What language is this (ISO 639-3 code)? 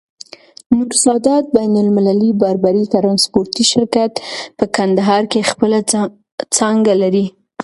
pus